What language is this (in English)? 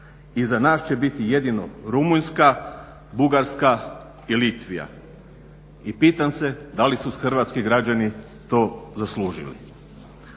Croatian